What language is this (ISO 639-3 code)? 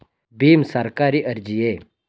kan